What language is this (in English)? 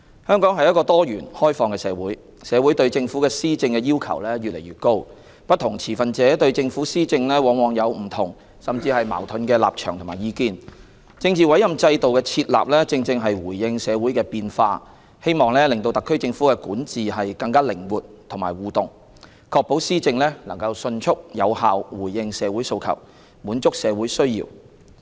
Cantonese